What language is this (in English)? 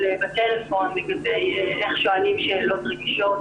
Hebrew